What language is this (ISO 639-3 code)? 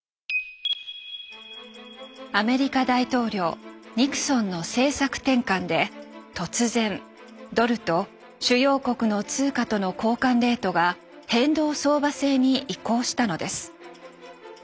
jpn